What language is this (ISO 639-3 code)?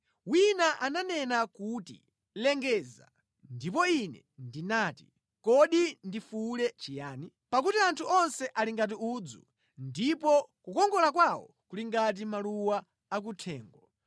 nya